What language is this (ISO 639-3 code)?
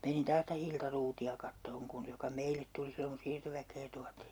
fin